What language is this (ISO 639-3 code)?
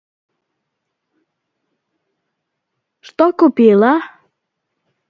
rus